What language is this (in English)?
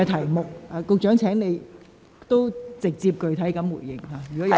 Cantonese